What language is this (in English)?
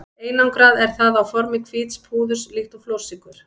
Icelandic